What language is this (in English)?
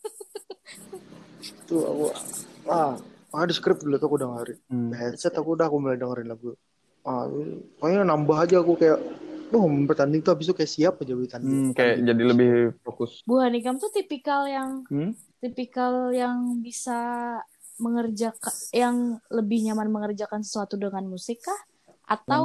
Indonesian